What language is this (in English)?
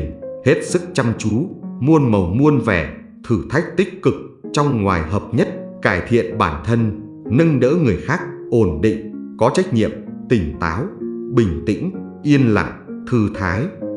Vietnamese